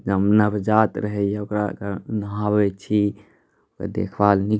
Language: Maithili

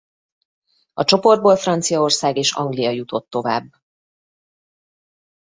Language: Hungarian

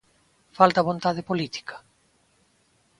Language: Galician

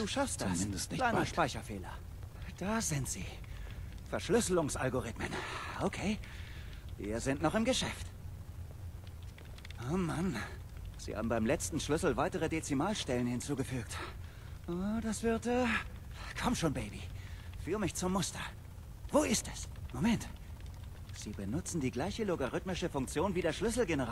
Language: German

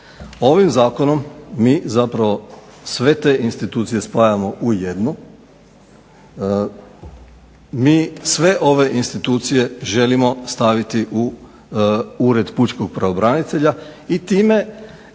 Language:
Croatian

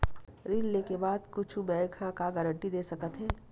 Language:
Chhattisgarhi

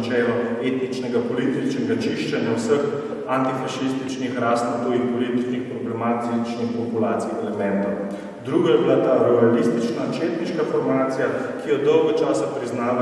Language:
Ukrainian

